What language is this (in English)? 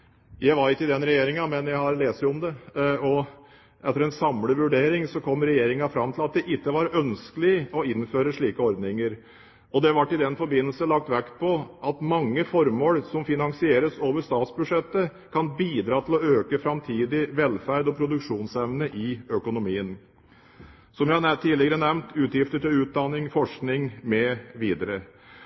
Norwegian Bokmål